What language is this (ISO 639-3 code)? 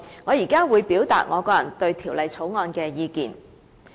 yue